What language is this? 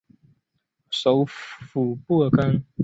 Chinese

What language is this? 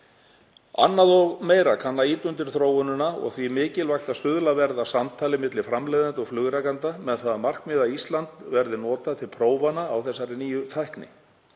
Icelandic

